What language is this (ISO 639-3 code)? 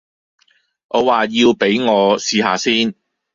yue